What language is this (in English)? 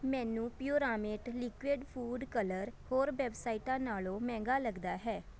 Punjabi